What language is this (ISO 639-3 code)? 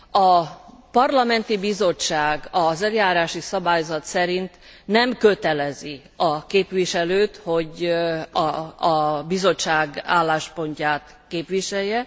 hun